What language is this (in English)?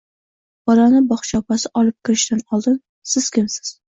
Uzbek